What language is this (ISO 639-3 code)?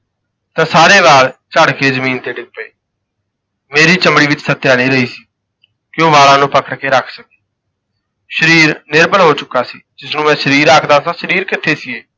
pan